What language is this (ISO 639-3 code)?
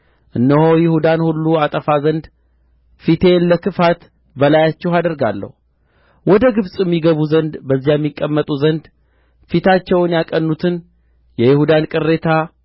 amh